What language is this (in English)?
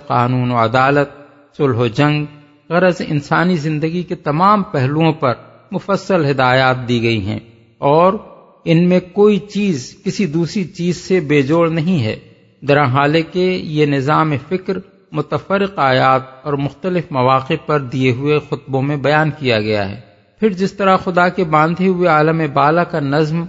Urdu